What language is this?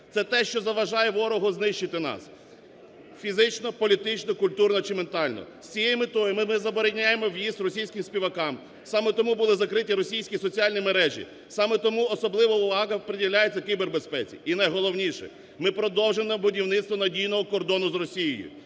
Ukrainian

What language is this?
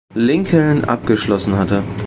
German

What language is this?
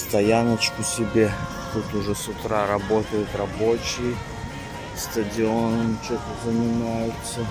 Russian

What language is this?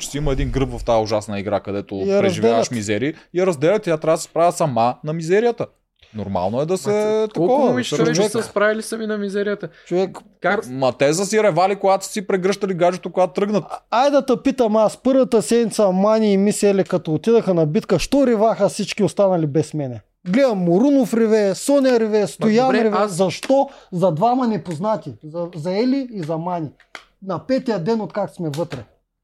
Bulgarian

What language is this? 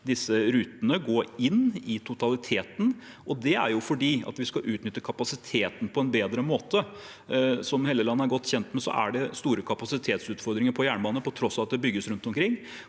Norwegian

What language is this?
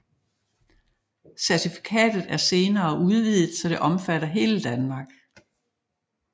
Danish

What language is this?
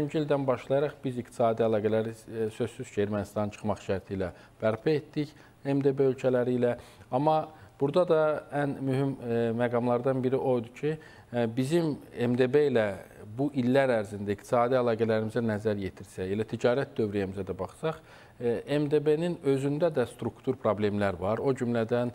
Turkish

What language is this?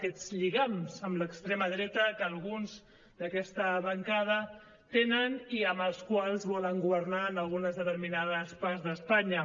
Catalan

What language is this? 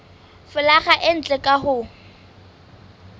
Southern Sotho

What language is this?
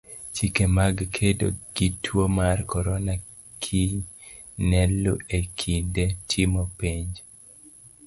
Luo (Kenya and Tanzania)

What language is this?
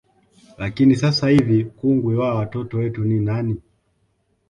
Swahili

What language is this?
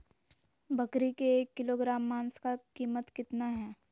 Magahi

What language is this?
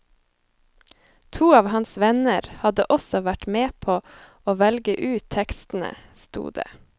Norwegian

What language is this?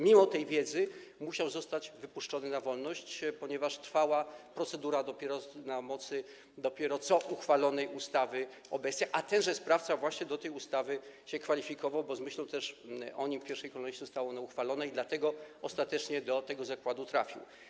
Polish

